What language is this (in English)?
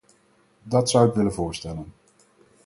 Dutch